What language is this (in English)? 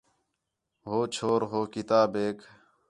Khetrani